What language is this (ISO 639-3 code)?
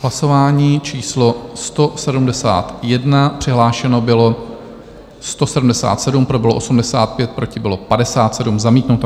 ces